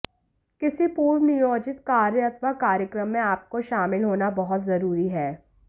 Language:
Hindi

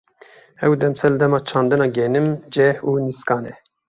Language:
Kurdish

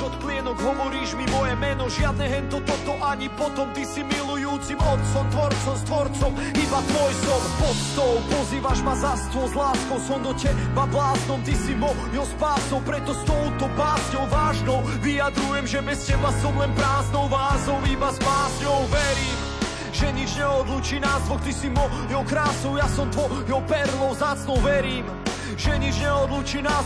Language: Slovak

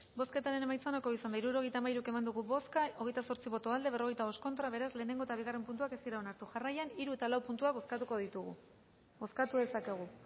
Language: Basque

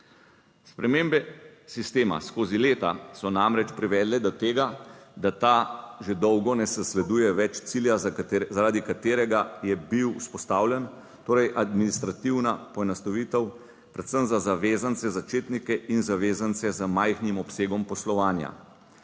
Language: Slovenian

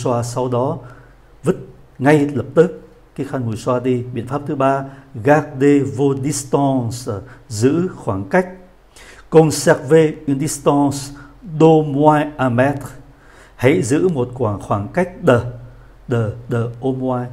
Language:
Vietnamese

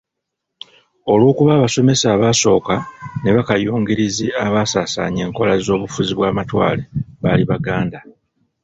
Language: Ganda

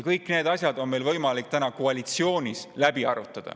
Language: Estonian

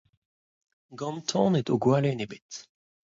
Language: Breton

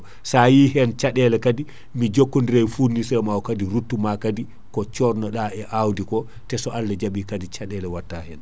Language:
Fula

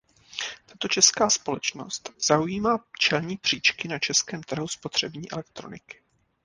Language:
Czech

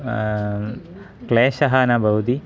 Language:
Sanskrit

